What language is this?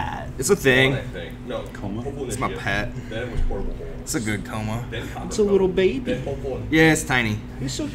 English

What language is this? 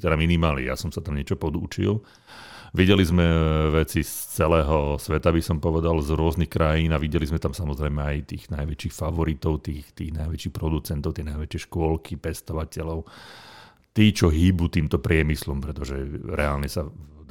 Slovak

